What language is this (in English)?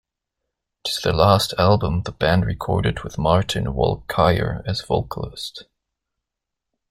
English